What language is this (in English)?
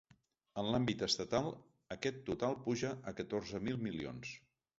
Catalan